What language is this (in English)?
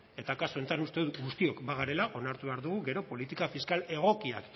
Basque